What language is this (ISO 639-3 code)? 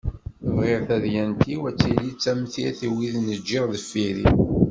kab